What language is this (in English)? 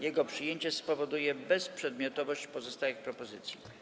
Polish